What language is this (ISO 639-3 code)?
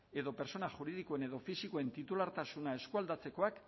eus